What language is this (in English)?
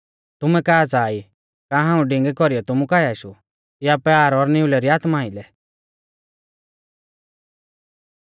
Mahasu Pahari